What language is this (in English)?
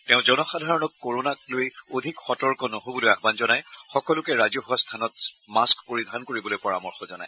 Assamese